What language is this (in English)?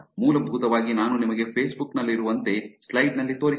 Kannada